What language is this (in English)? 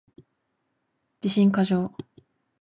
Japanese